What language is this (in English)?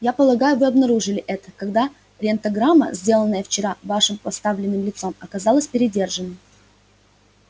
Russian